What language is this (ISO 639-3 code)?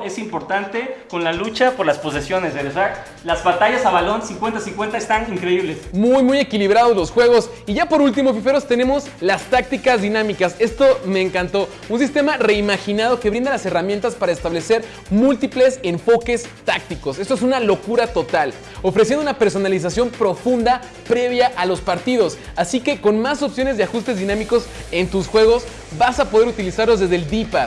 spa